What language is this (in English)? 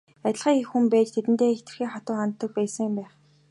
Mongolian